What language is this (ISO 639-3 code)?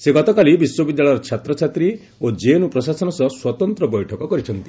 ori